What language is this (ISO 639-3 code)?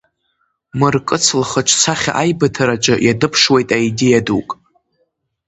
abk